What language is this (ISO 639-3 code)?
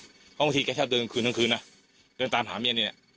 tha